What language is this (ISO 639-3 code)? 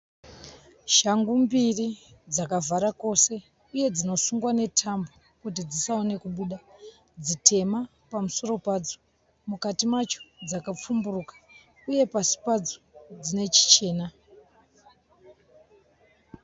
sna